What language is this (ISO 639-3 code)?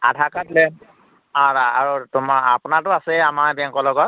asm